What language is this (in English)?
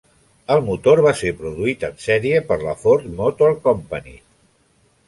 Catalan